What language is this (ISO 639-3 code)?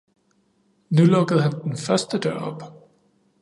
dan